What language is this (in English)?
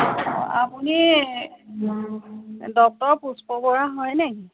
Assamese